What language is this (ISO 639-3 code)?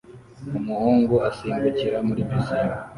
kin